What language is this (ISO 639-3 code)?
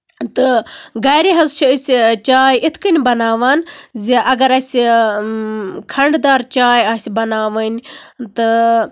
kas